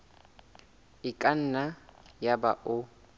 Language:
Southern Sotho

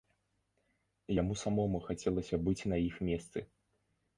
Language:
Belarusian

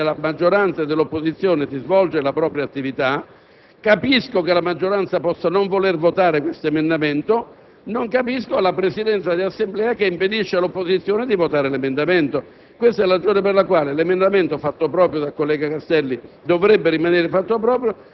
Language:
Italian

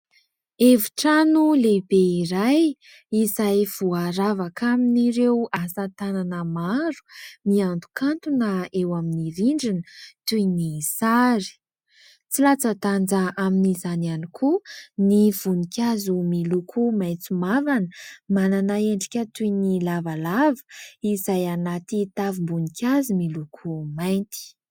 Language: Malagasy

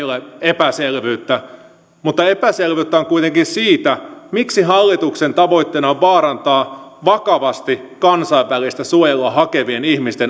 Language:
Finnish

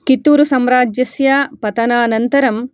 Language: Sanskrit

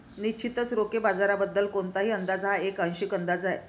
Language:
Marathi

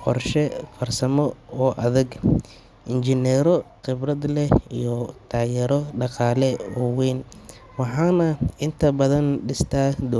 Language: Somali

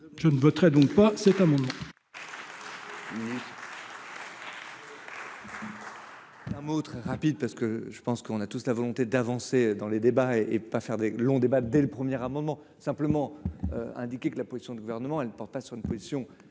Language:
French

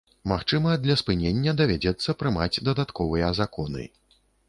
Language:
Belarusian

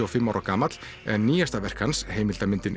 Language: Icelandic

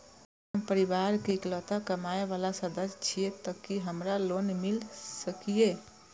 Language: Maithili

